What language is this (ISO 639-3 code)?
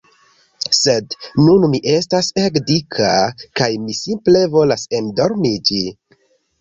epo